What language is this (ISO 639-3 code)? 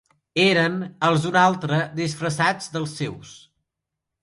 cat